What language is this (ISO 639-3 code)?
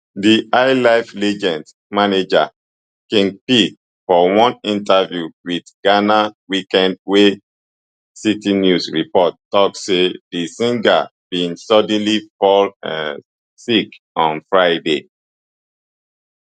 pcm